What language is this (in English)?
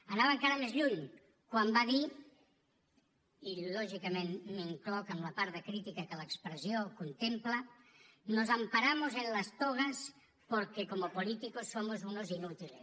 Catalan